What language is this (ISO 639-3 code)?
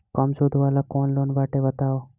bho